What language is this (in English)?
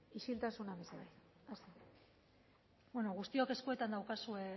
Basque